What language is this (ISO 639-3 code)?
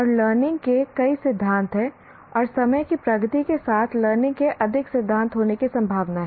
hin